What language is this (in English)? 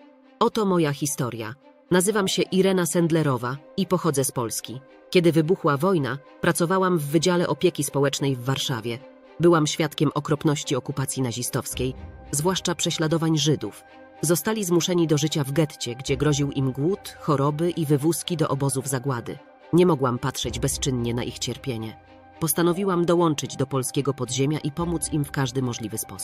Polish